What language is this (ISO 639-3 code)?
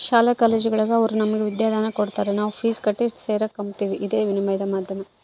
kan